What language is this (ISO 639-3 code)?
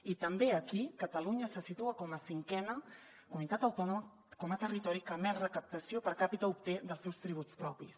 cat